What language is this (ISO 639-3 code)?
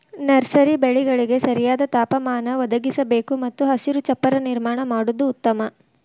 kan